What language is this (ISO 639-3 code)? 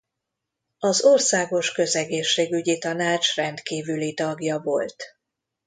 hun